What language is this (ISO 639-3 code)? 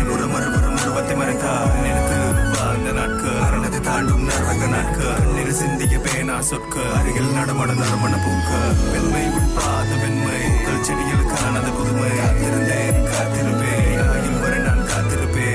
tam